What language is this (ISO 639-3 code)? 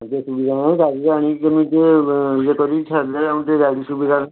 ori